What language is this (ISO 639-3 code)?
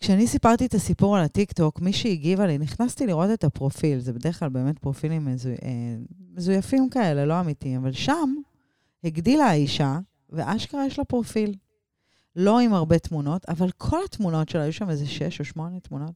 heb